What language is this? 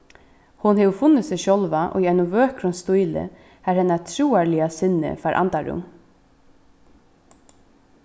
Faroese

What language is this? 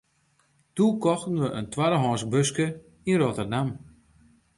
Western Frisian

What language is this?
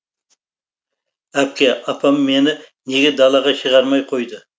Kazakh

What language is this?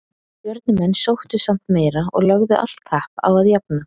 Icelandic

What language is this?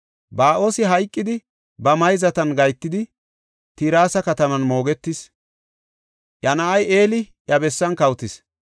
Gofa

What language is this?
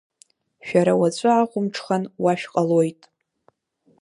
Abkhazian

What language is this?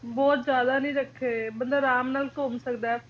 Punjabi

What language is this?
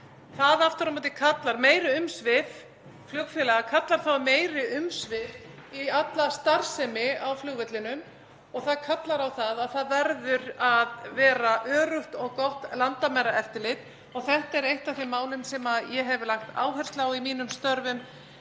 Icelandic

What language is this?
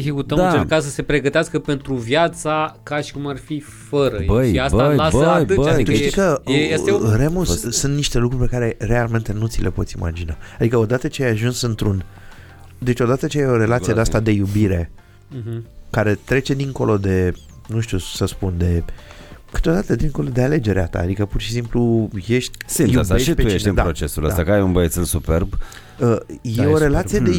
Romanian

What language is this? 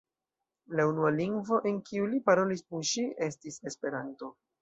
Esperanto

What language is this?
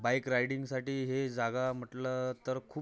Marathi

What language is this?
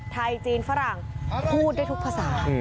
Thai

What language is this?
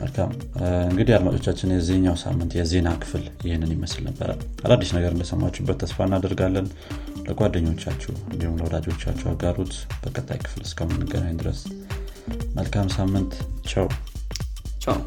Amharic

